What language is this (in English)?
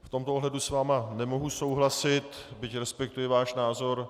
Czech